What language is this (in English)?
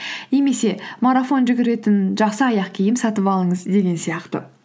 Kazakh